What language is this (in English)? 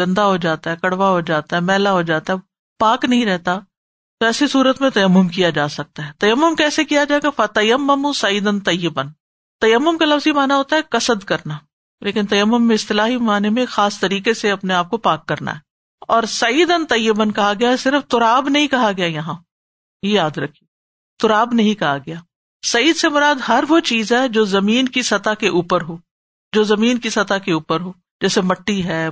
Urdu